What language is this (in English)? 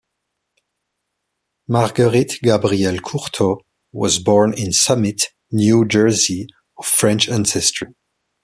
English